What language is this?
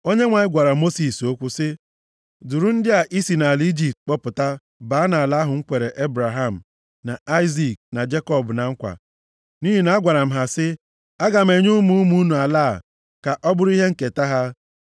Igbo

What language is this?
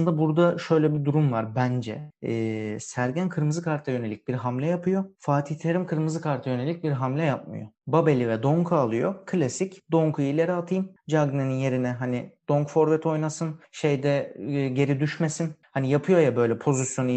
Turkish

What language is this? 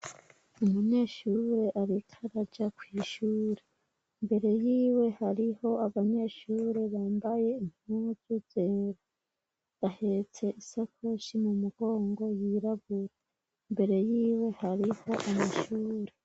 Rundi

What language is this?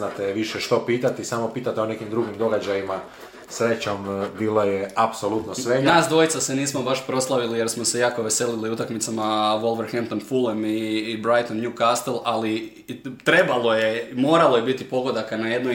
Croatian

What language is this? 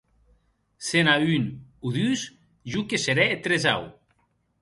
Occitan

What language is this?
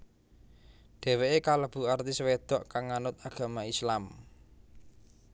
Javanese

